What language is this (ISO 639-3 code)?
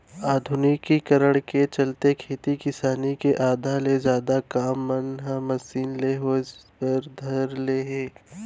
hne